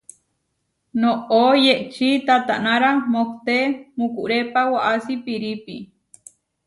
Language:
Huarijio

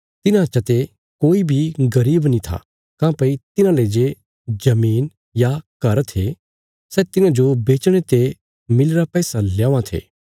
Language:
Bilaspuri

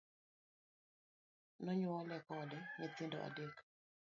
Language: Luo (Kenya and Tanzania)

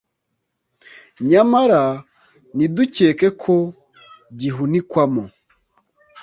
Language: Kinyarwanda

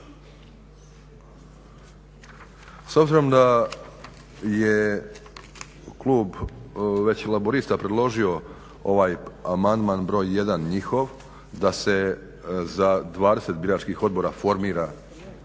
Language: Croatian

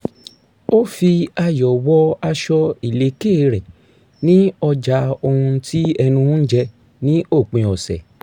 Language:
Yoruba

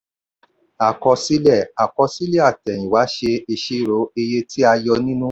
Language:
Yoruba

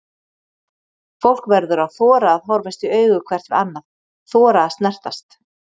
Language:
Icelandic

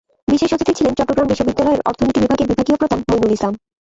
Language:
Bangla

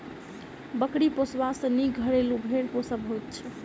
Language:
Maithili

